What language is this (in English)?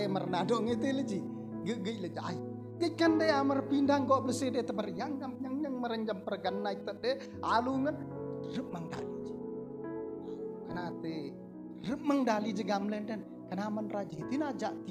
Indonesian